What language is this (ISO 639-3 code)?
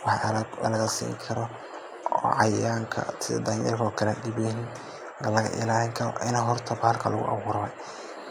som